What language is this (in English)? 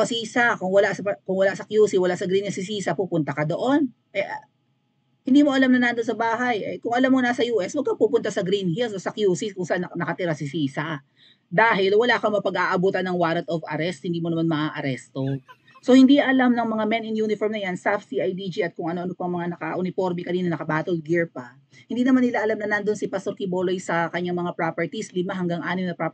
Filipino